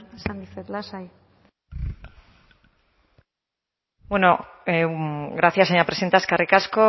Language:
Basque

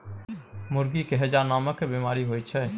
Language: Maithili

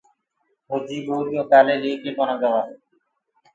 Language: Gurgula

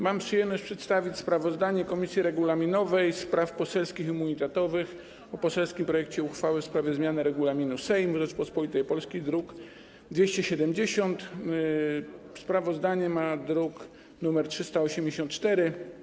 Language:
Polish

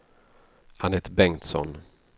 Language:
Swedish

